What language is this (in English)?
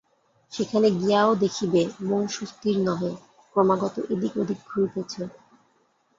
Bangla